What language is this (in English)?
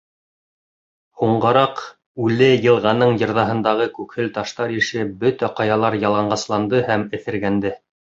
Bashkir